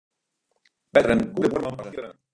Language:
Western Frisian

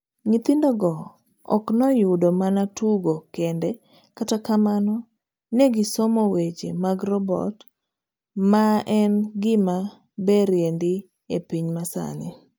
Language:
Luo (Kenya and Tanzania)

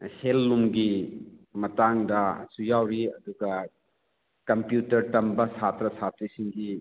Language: Manipuri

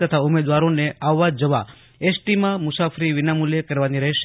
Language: Gujarati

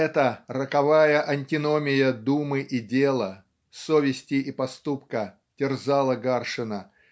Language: Russian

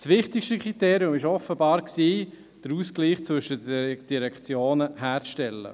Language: Swiss German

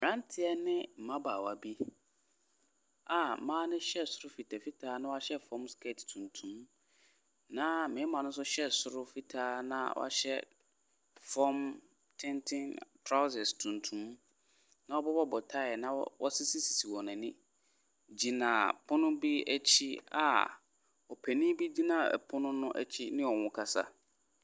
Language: Akan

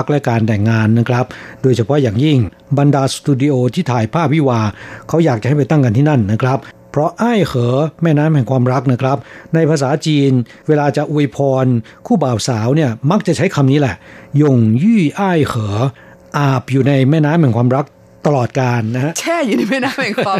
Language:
Thai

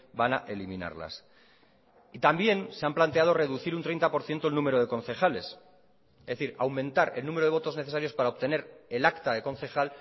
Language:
Spanish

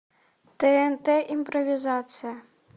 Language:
Russian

